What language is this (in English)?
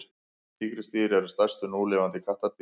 Icelandic